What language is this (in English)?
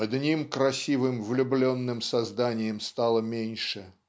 Russian